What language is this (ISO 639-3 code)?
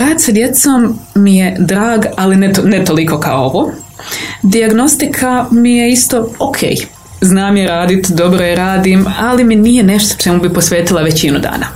hrv